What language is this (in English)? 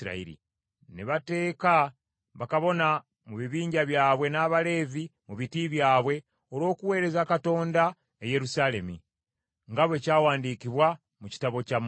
Ganda